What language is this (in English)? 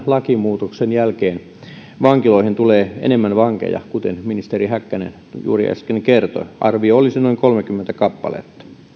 Finnish